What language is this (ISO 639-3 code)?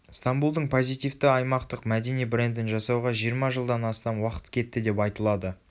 kaz